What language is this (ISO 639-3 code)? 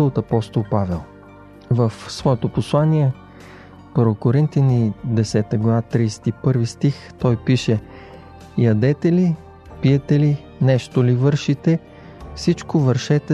bul